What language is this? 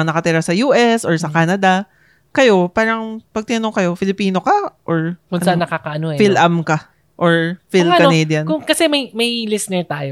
Filipino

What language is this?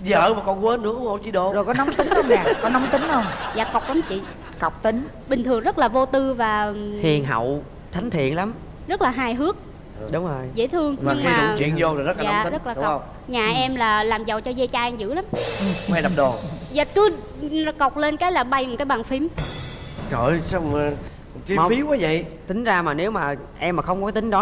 Vietnamese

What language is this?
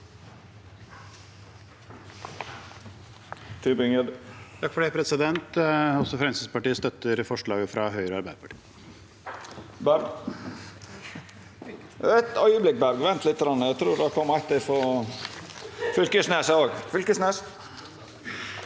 Norwegian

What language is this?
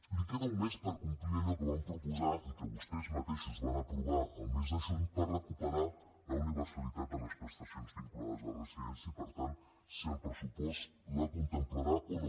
Catalan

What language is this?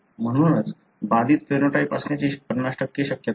Marathi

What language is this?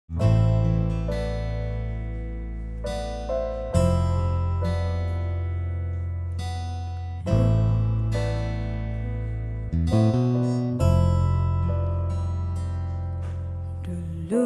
Malay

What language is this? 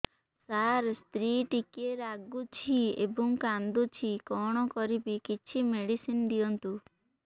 Odia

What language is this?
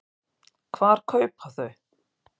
Icelandic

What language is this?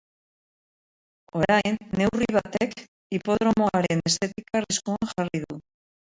Basque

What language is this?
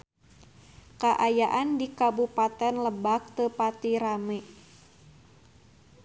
Sundanese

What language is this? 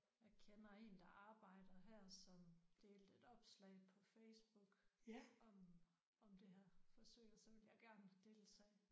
Danish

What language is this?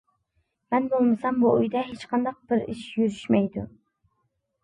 Uyghur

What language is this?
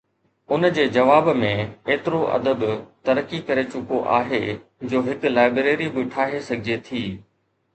Sindhi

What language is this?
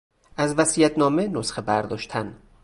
Persian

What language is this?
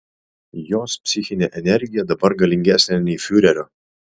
Lithuanian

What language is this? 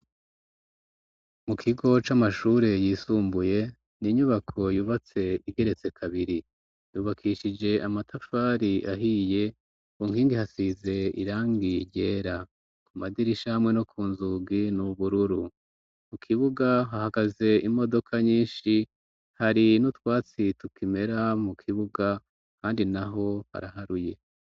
Rundi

